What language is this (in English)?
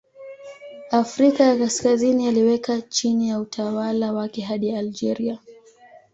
Swahili